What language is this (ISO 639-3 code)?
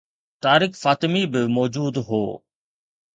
snd